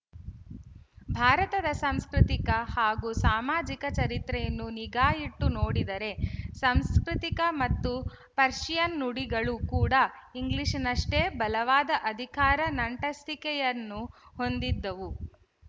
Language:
Kannada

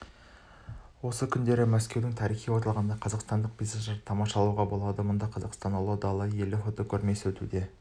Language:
Kazakh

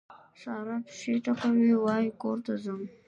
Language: Pashto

